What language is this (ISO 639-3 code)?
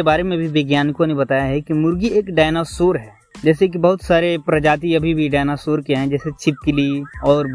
hin